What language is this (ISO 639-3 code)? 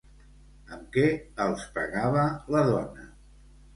cat